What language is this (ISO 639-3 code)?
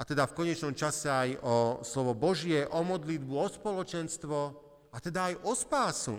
slk